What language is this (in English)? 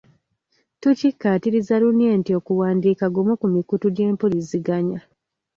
Ganda